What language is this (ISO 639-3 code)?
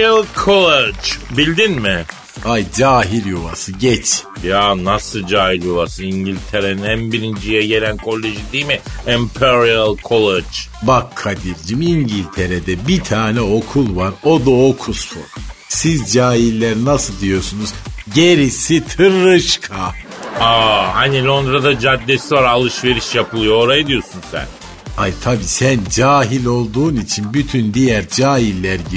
tur